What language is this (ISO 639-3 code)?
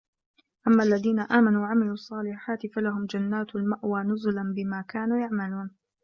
ara